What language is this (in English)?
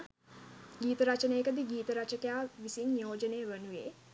Sinhala